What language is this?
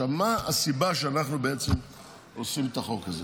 Hebrew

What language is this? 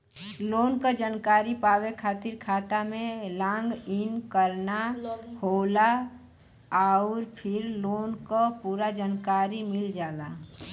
Bhojpuri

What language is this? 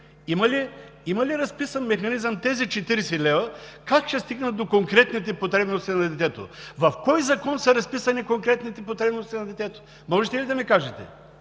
Bulgarian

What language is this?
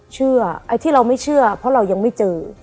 Thai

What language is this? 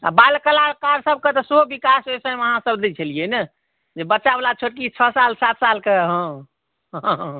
Maithili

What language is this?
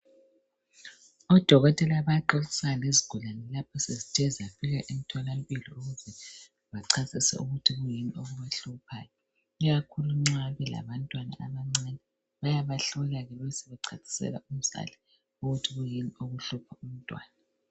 North Ndebele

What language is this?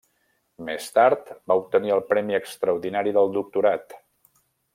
Catalan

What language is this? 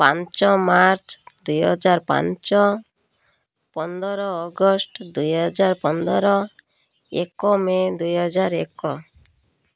Odia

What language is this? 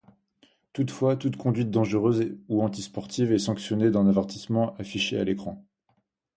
French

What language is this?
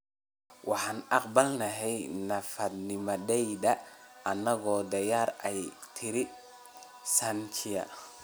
Somali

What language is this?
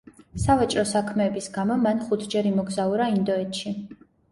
Georgian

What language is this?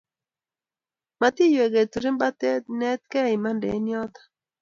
Kalenjin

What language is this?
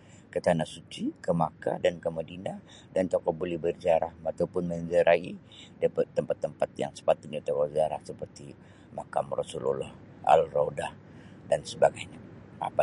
Sabah Bisaya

